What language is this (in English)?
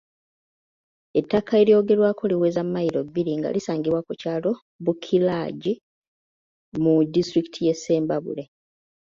Ganda